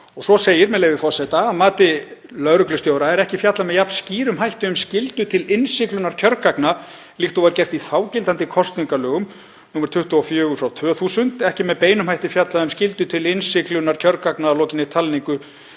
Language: Icelandic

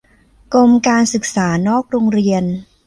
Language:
Thai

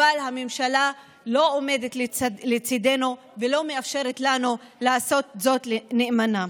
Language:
Hebrew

